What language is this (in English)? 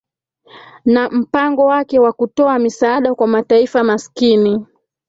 Swahili